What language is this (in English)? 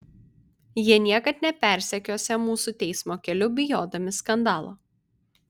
Lithuanian